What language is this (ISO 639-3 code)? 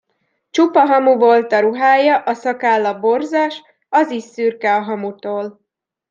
hun